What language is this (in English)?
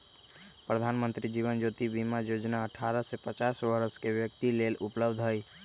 Magahi